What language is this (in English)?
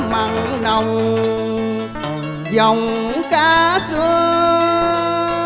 Vietnamese